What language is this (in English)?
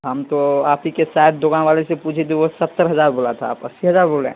Urdu